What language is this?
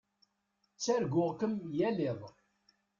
Kabyle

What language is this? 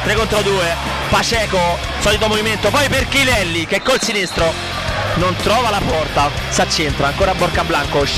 Italian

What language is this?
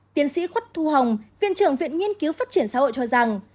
Vietnamese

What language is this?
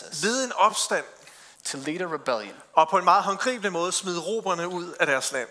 Danish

